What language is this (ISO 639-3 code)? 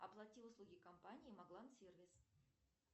rus